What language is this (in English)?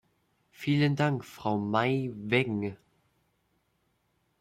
German